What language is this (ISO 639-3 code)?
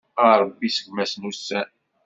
kab